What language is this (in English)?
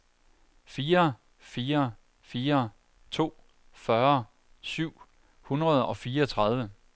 Danish